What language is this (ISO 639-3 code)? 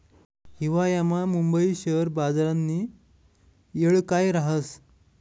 mar